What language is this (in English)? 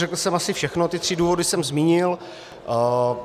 Czech